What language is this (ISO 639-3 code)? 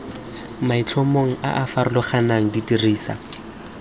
tsn